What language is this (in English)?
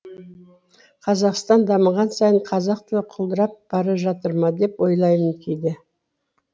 Kazakh